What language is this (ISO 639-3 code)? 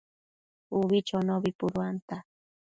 mcf